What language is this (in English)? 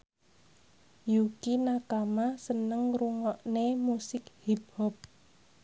Javanese